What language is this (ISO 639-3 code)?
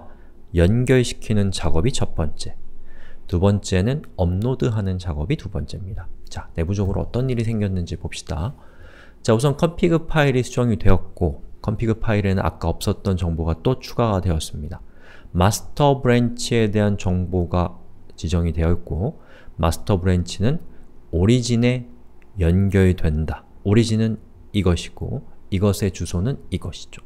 kor